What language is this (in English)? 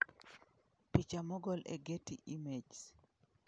Luo (Kenya and Tanzania)